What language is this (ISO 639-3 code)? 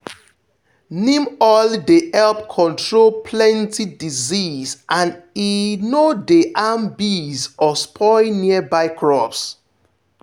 pcm